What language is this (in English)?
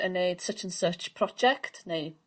Welsh